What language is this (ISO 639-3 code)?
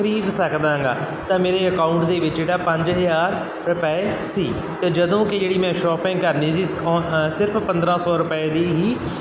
pan